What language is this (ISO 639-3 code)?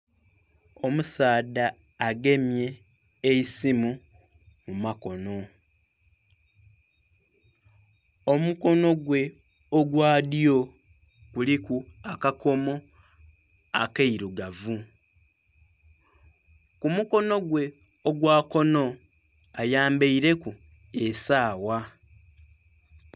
xog